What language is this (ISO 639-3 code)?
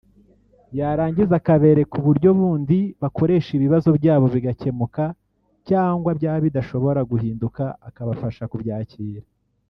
kin